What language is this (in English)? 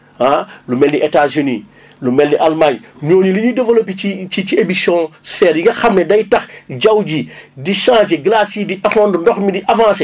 Wolof